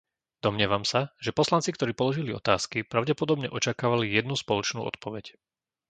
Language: Slovak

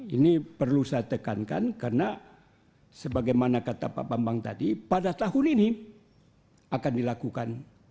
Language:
Indonesian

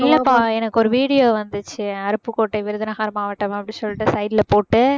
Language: Tamil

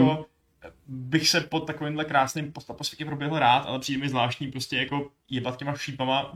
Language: Czech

